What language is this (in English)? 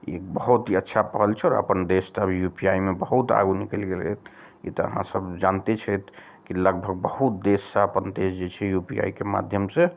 Maithili